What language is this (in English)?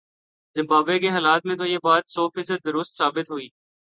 Urdu